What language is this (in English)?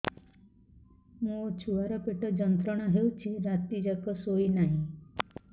Odia